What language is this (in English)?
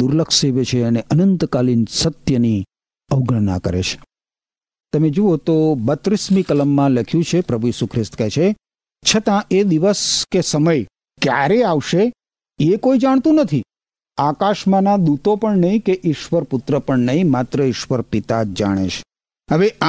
Gujarati